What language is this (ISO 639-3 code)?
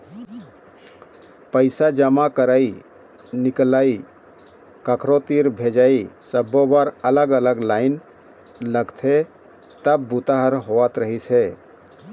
hne